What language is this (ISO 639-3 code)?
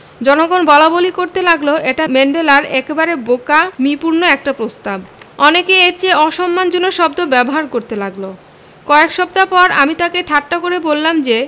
ben